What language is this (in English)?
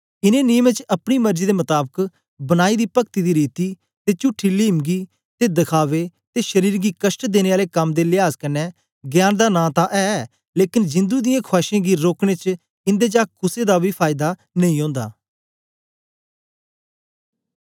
Dogri